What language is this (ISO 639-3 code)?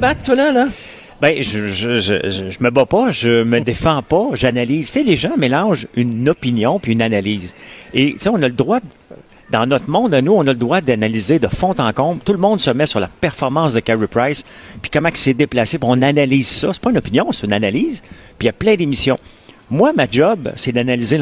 fra